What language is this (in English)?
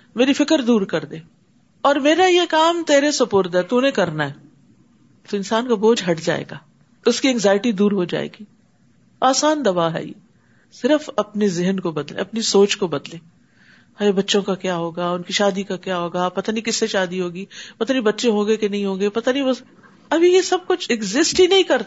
Urdu